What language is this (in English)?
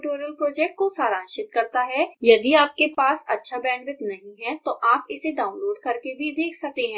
Hindi